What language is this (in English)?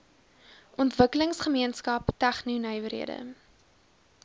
Afrikaans